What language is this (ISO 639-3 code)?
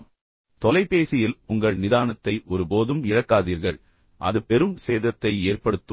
tam